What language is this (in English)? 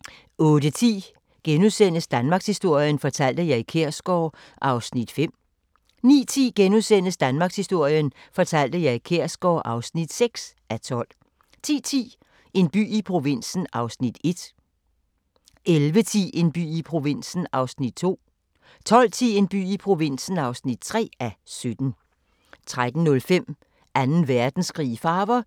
Danish